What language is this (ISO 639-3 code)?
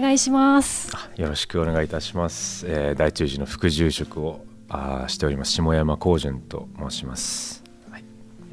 jpn